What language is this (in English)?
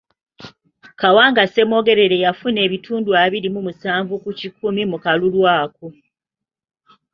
Ganda